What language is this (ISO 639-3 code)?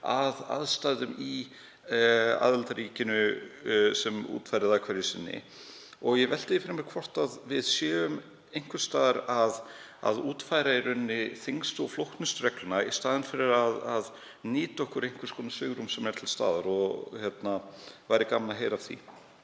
isl